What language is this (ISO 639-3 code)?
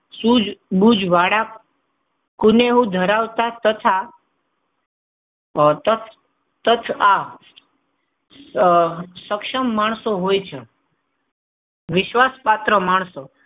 guj